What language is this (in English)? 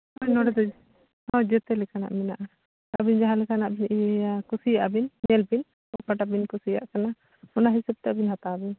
Santali